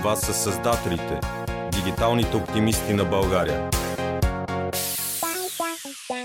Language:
Bulgarian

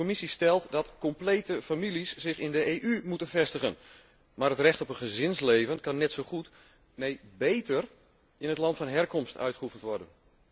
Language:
Dutch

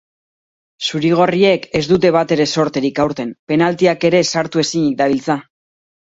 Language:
Basque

